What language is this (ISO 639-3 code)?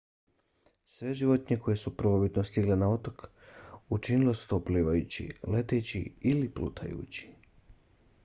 bos